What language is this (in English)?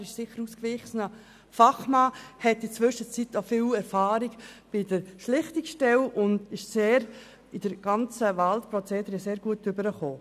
Swiss German